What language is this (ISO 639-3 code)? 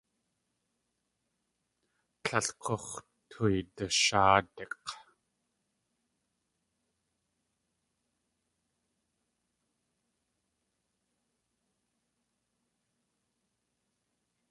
tli